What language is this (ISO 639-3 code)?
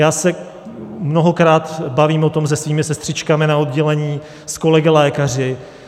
ces